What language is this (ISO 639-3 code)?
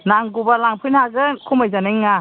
brx